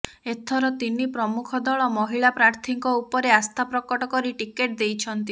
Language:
Odia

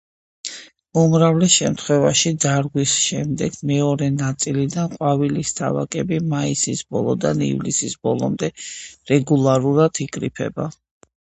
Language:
Georgian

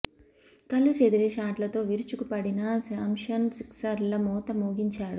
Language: Telugu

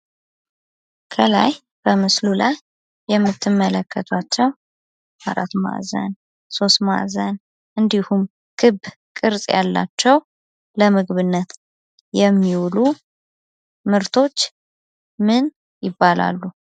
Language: Amharic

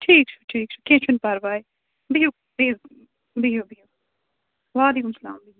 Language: Kashmiri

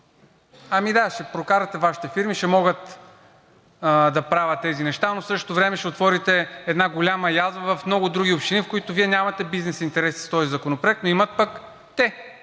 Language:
Bulgarian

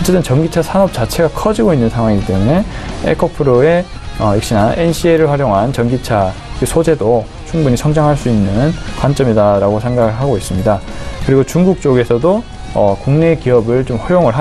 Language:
Korean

